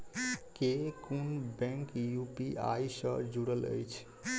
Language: Maithili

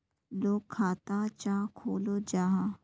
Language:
Magahi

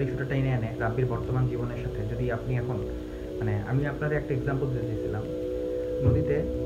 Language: Bangla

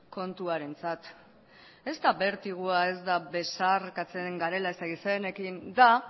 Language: Basque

